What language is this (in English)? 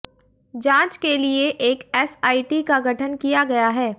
Hindi